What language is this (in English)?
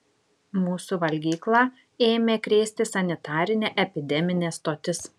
Lithuanian